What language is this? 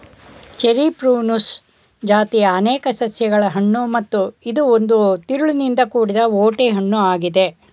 Kannada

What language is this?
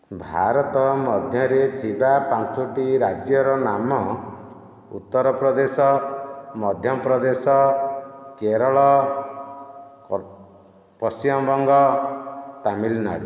Odia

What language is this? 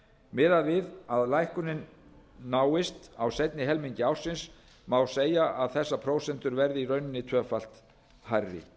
Icelandic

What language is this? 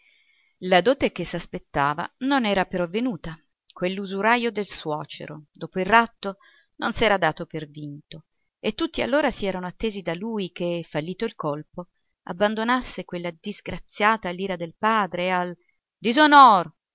Italian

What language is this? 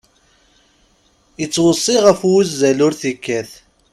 Kabyle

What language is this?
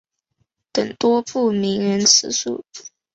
Chinese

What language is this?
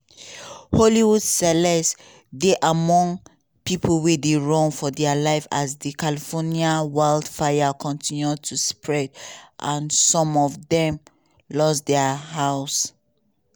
Nigerian Pidgin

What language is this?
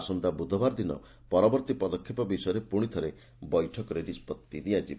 Odia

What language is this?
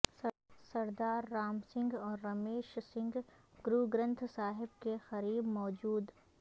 Urdu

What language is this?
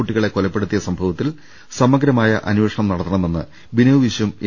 Malayalam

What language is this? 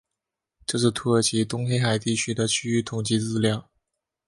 Chinese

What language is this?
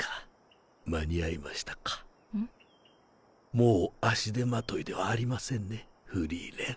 Japanese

